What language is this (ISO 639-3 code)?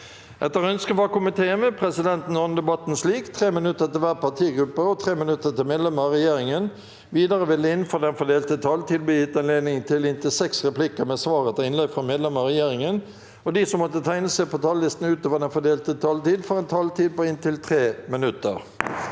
nor